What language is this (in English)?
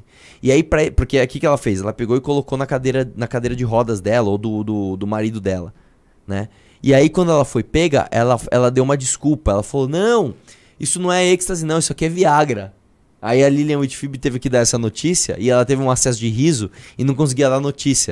Portuguese